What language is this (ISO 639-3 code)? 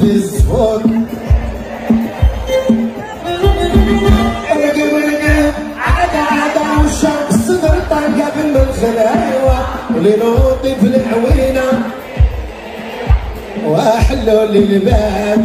ara